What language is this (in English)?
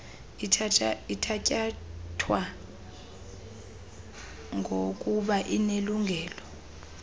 Xhosa